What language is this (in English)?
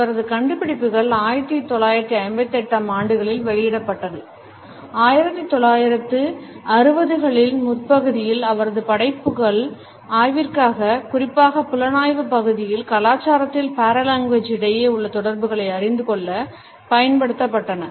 Tamil